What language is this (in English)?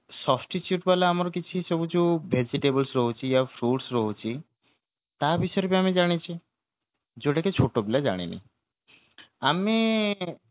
Odia